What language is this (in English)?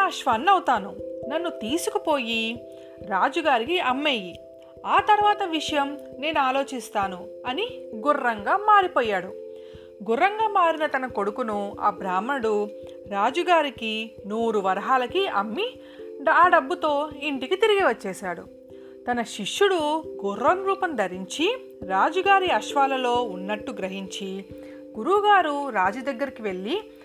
Telugu